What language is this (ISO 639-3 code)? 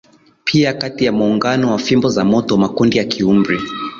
swa